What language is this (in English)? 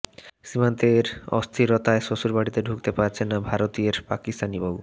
Bangla